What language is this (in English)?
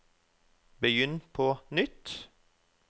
Norwegian